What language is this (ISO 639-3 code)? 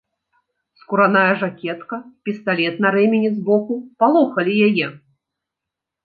bel